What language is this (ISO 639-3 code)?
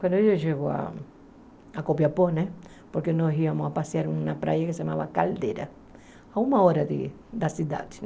por